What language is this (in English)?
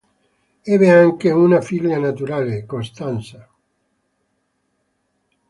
Italian